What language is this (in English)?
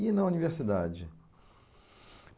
Portuguese